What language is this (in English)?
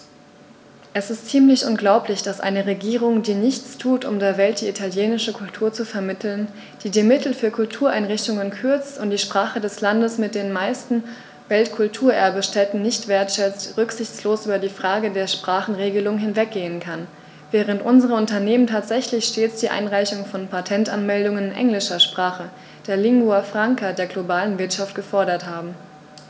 German